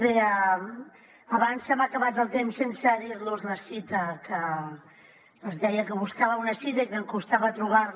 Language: Catalan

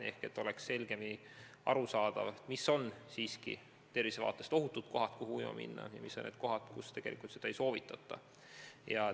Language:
Estonian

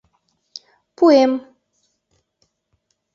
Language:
Mari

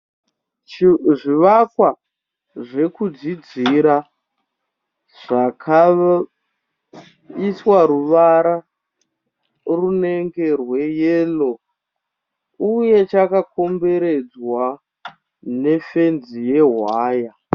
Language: Shona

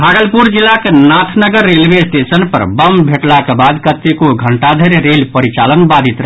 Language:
Maithili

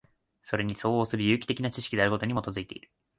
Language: Japanese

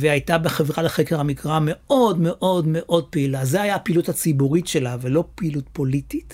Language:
Hebrew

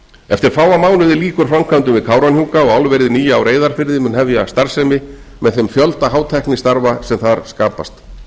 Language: Icelandic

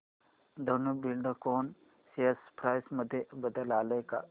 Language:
Marathi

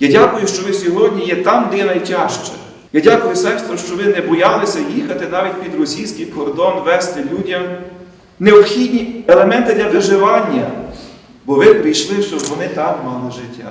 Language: Ukrainian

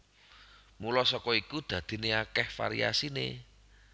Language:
Javanese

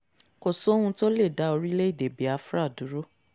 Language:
Yoruba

